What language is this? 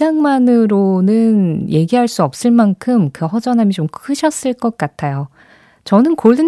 Korean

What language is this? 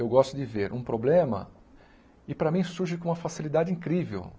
Portuguese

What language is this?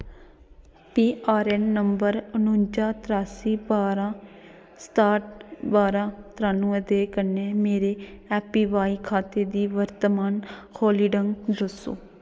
Dogri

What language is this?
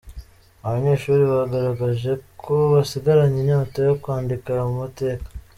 Kinyarwanda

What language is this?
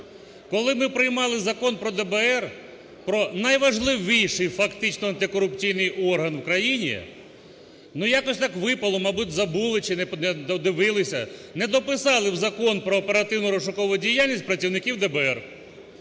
Ukrainian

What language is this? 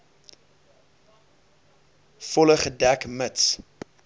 Afrikaans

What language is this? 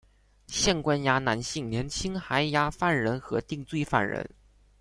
Chinese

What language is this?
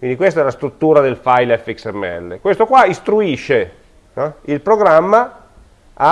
Italian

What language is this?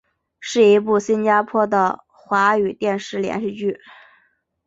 Chinese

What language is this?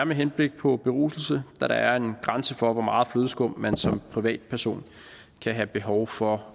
Danish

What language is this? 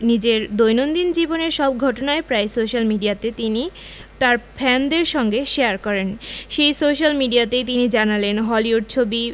Bangla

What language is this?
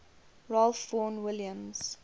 English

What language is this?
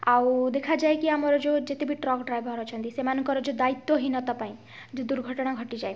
Odia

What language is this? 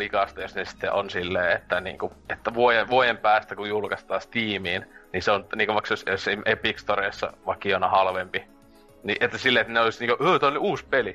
Finnish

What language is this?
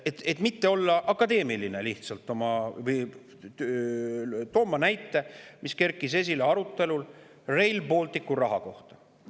Estonian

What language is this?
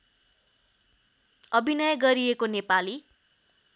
Nepali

